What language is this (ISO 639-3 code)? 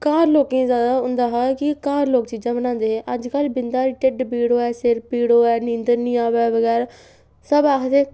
doi